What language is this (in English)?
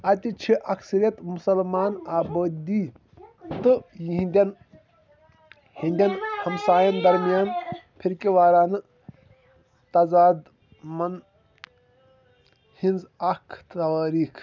Kashmiri